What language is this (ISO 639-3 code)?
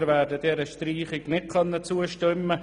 gsw